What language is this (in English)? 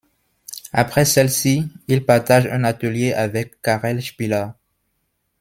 French